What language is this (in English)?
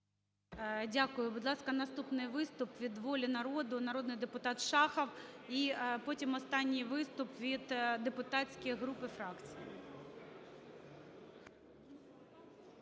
Ukrainian